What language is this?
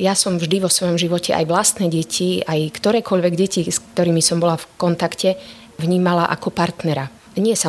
Slovak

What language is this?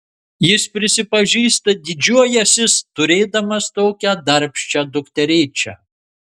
Lithuanian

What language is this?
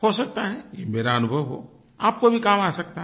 Hindi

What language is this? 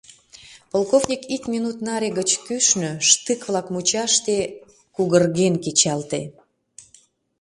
Mari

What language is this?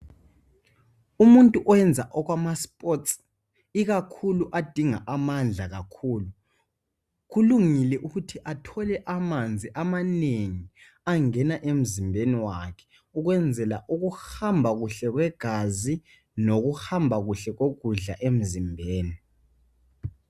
North Ndebele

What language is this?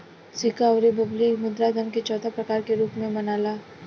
Bhojpuri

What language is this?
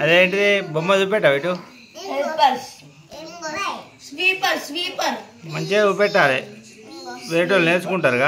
Telugu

